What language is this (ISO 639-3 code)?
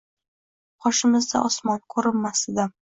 uzb